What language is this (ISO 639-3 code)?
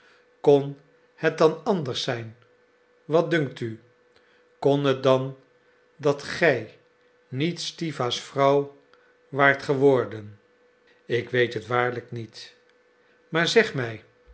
nld